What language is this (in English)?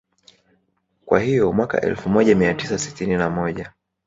Swahili